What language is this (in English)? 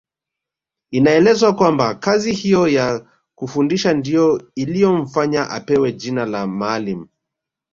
Swahili